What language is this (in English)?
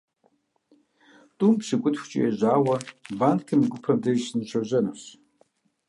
Kabardian